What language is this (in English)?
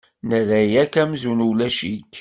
Kabyle